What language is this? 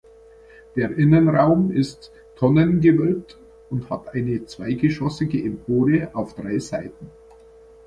German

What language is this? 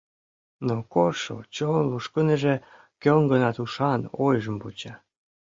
Mari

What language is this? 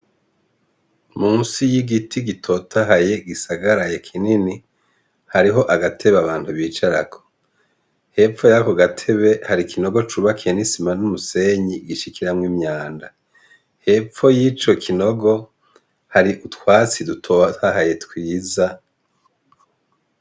Rundi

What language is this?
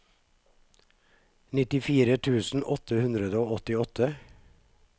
Norwegian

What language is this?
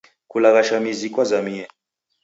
Taita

